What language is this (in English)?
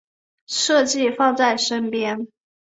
Chinese